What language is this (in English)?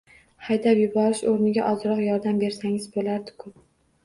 Uzbek